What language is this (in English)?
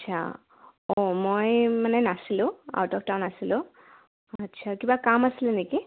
Assamese